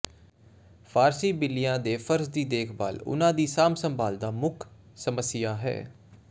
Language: Punjabi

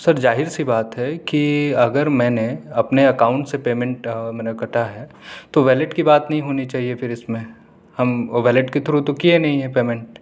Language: Urdu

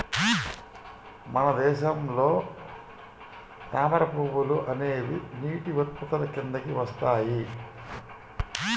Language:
Telugu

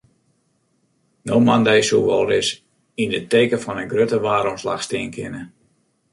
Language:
Western Frisian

